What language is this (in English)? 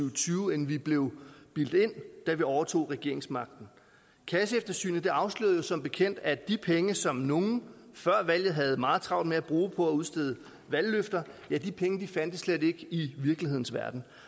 Danish